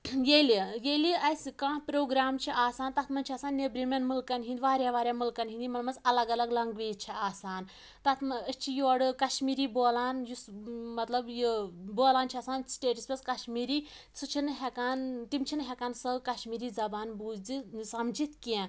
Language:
Kashmiri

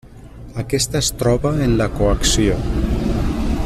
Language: Catalan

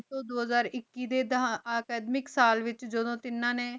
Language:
Punjabi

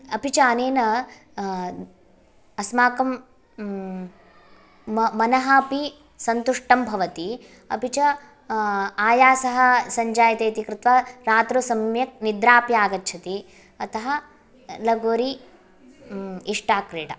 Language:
Sanskrit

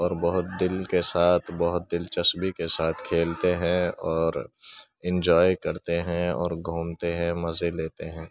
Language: Urdu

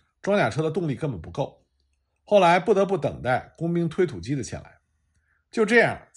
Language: Chinese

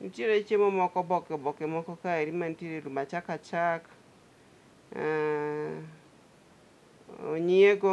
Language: Luo (Kenya and Tanzania)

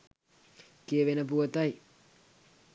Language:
Sinhala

